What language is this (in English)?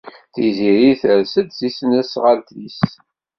Kabyle